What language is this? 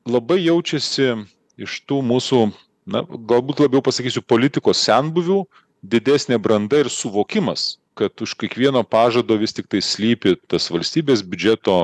Lithuanian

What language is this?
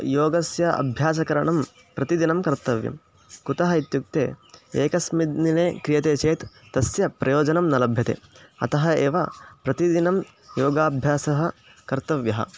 Sanskrit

